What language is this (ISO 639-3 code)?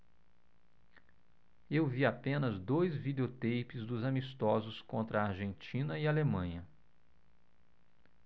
por